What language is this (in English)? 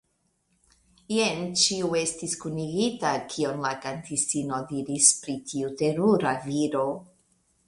Esperanto